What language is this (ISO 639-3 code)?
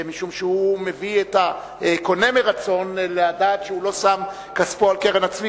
heb